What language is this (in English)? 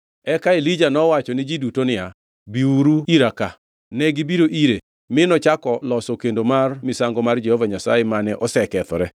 Luo (Kenya and Tanzania)